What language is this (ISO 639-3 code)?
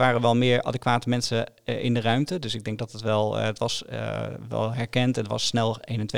nld